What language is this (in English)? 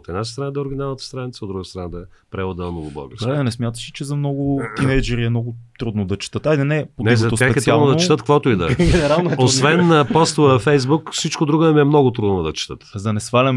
Bulgarian